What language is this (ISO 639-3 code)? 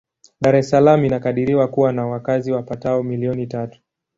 swa